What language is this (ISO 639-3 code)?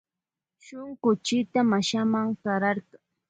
qvj